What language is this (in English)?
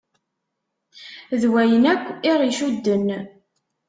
Kabyle